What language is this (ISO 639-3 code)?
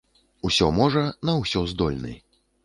bel